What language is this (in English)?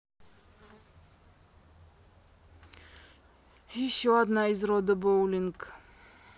Russian